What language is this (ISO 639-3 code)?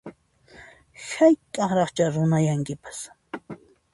qxp